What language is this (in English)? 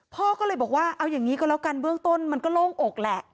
Thai